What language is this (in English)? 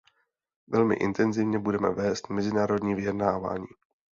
Czech